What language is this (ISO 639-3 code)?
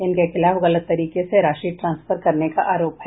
hin